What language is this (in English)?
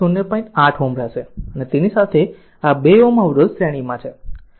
Gujarati